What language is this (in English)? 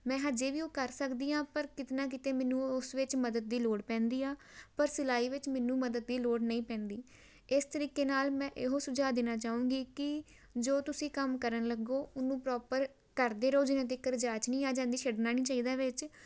Punjabi